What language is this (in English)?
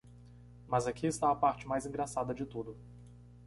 Portuguese